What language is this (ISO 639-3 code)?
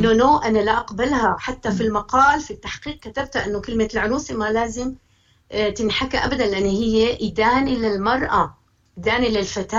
ara